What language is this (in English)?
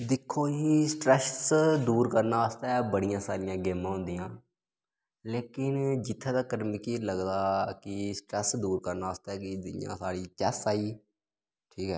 Dogri